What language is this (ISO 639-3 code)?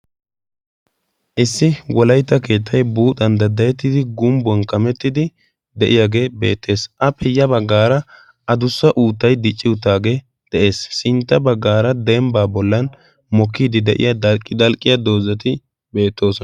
wal